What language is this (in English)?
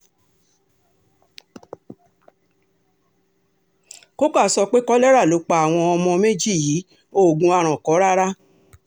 Yoruba